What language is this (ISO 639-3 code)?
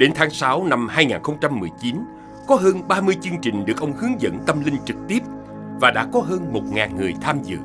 vie